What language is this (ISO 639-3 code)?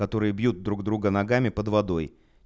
rus